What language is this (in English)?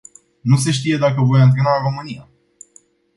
Romanian